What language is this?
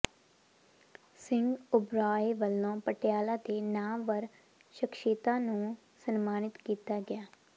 Punjabi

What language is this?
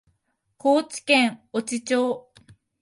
Japanese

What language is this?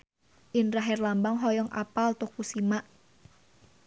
Sundanese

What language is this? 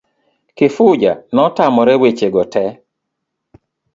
Luo (Kenya and Tanzania)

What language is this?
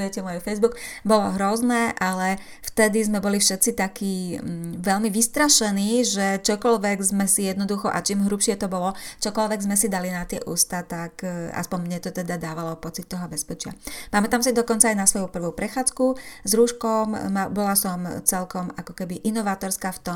Slovak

